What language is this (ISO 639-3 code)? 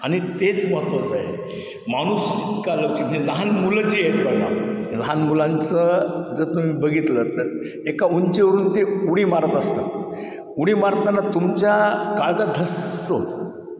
mar